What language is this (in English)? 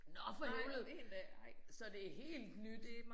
Danish